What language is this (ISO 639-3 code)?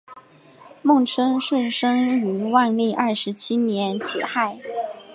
zho